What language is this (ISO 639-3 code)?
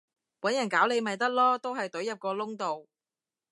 yue